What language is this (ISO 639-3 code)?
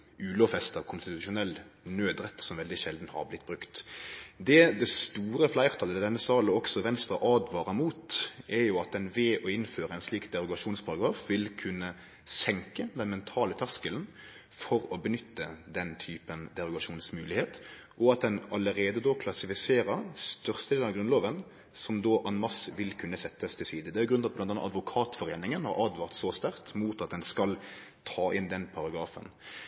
nno